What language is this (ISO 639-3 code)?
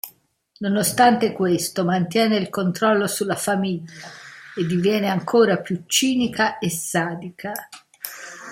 ita